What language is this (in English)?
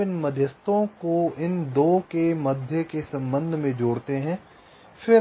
Hindi